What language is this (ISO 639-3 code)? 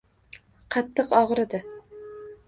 uzb